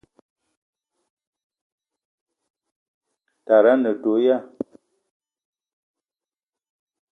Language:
Eton (Cameroon)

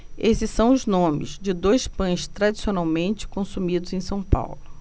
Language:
Portuguese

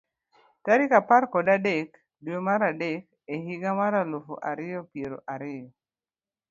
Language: Luo (Kenya and Tanzania)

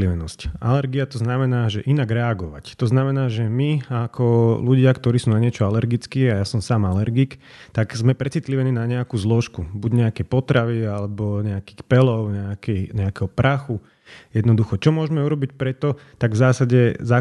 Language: Slovak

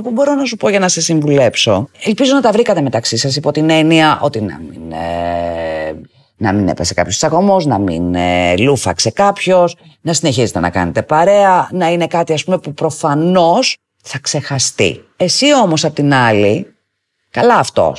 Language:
Greek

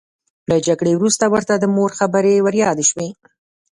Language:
Pashto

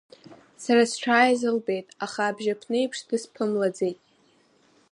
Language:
Abkhazian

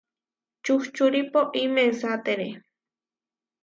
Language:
Huarijio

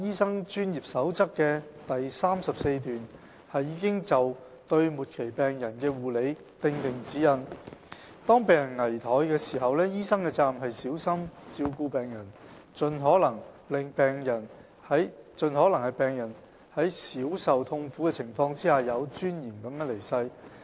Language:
Cantonese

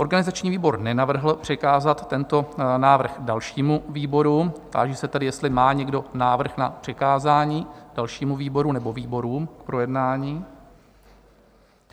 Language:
Czech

